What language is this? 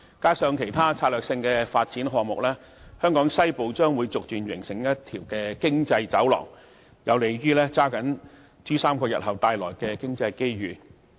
Cantonese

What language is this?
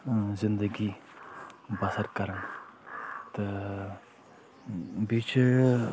Kashmiri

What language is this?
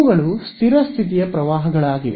Kannada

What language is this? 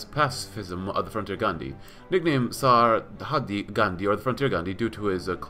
English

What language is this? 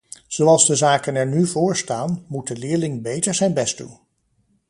Dutch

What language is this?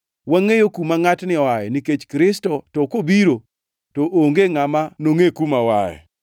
Luo (Kenya and Tanzania)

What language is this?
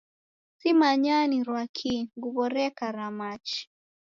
Taita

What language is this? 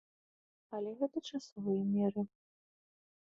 Belarusian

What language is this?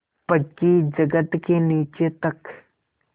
Hindi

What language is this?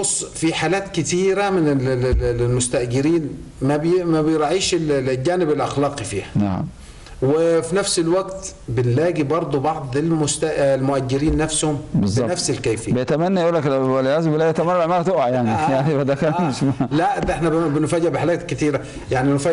Arabic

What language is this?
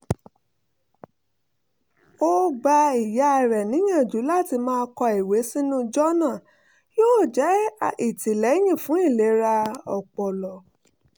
Yoruba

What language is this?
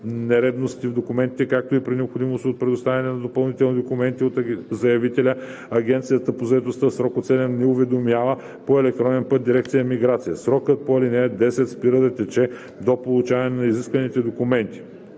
Bulgarian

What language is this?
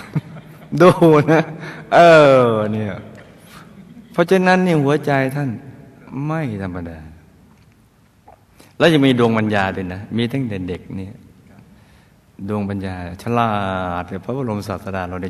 Thai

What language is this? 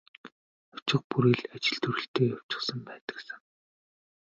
Mongolian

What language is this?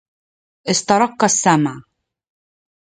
Arabic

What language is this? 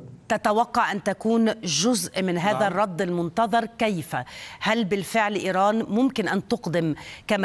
Arabic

